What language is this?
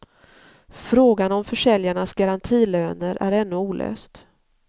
Swedish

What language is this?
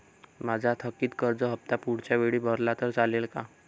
Marathi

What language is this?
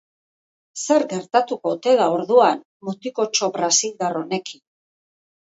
Basque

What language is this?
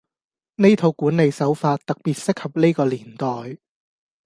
Cantonese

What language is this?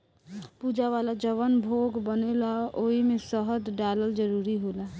Bhojpuri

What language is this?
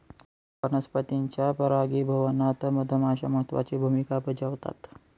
Marathi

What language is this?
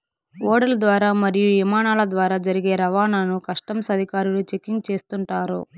Telugu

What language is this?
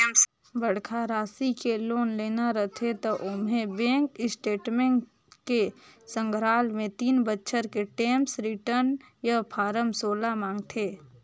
Chhattisgarhi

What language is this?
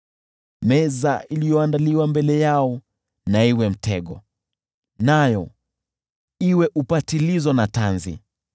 Swahili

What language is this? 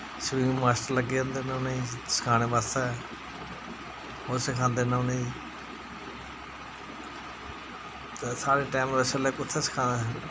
Dogri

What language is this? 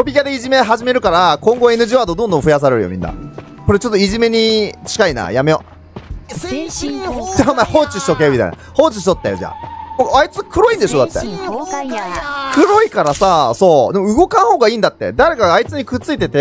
Japanese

